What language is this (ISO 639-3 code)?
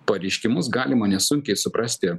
lit